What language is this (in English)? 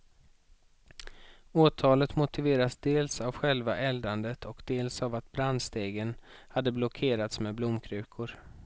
Swedish